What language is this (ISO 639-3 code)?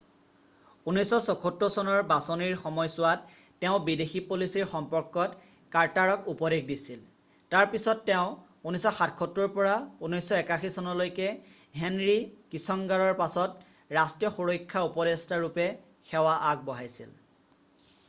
asm